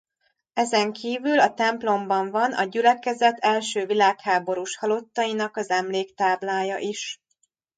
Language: Hungarian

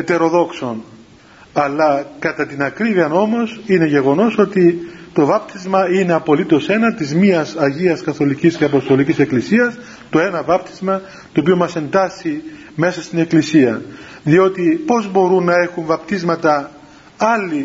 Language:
Greek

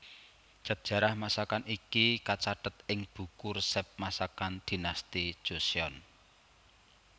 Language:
Javanese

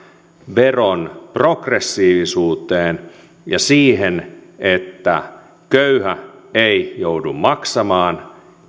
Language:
Finnish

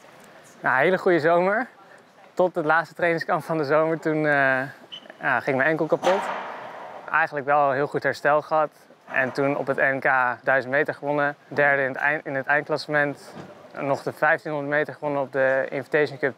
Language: Dutch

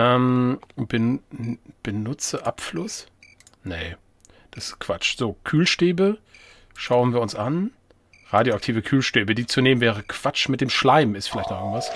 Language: German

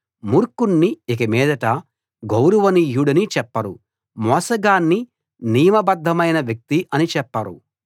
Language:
Telugu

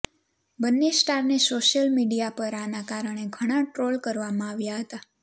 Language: Gujarati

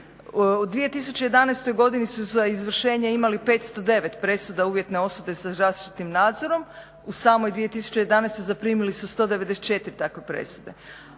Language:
Croatian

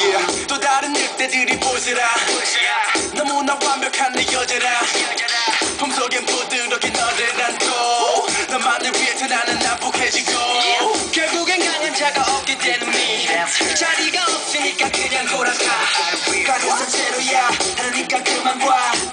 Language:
Korean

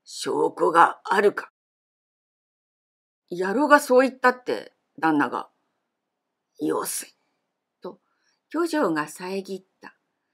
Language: Japanese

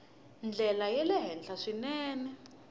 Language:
Tsonga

